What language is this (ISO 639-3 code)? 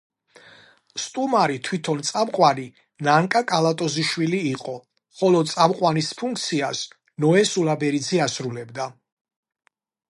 kat